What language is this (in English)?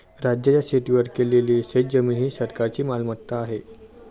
Marathi